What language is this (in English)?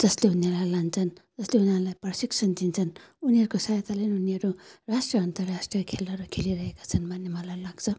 Nepali